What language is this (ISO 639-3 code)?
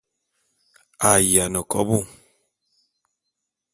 bum